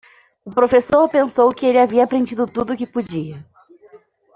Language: Portuguese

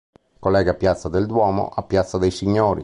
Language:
Italian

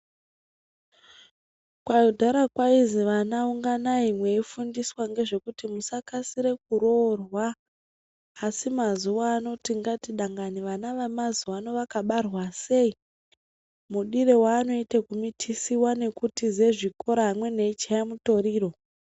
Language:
Ndau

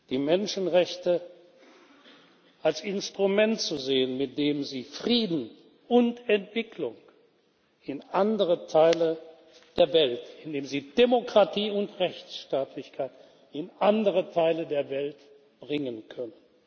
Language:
German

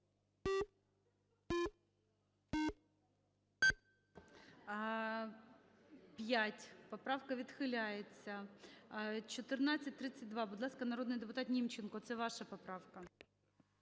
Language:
Ukrainian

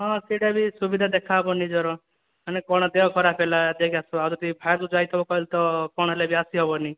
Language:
Odia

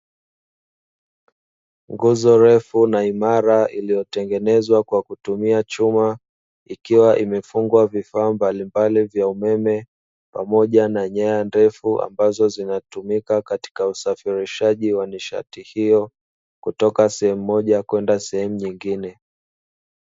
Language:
Swahili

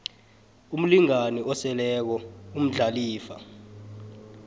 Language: South Ndebele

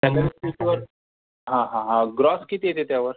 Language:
Marathi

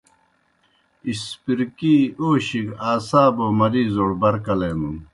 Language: Kohistani Shina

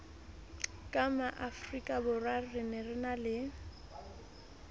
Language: Southern Sotho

